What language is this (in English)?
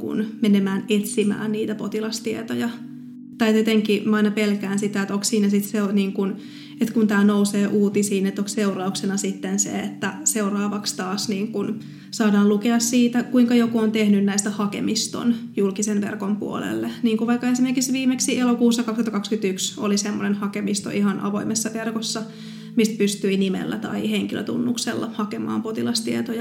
Finnish